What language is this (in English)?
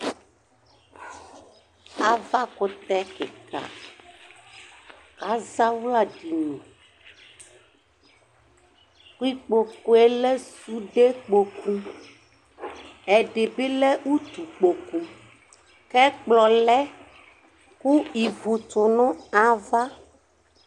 Ikposo